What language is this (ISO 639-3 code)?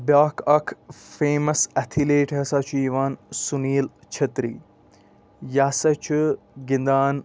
kas